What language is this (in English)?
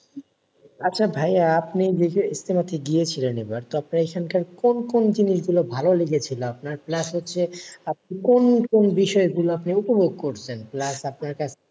Bangla